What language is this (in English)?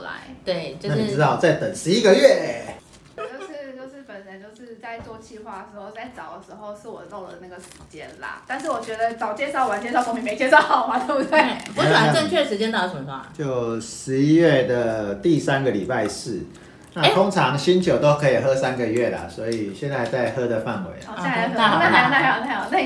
Chinese